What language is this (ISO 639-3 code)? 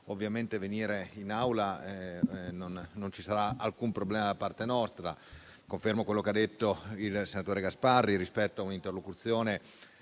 ita